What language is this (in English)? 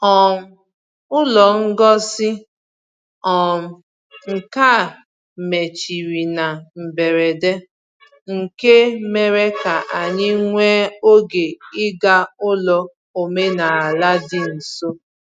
Igbo